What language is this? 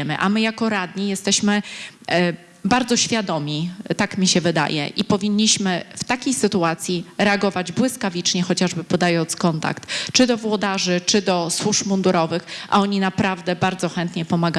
Polish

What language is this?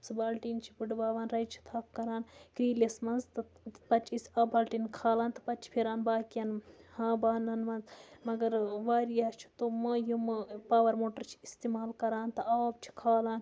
Kashmiri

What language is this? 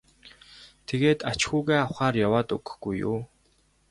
Mongolian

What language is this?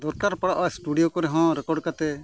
Santali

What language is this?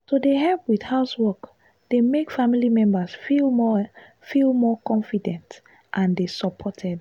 Nigerian Pidgin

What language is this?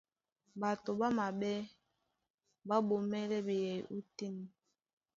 Duala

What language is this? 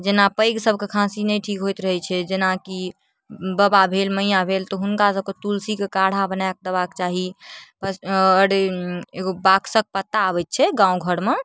Maithili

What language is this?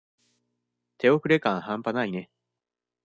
Japanese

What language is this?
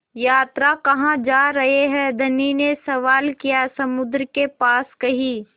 Hindi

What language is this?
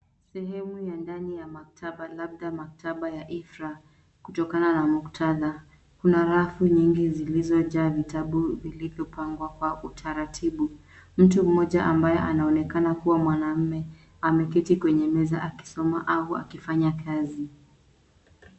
Swahili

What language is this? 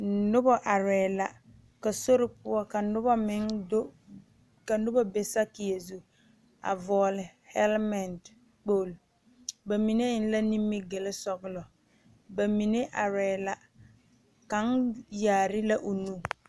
Southern Dagaare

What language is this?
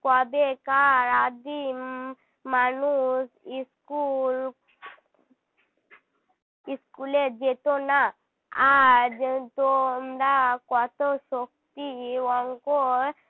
Bangla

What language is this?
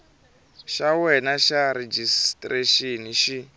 Tsonga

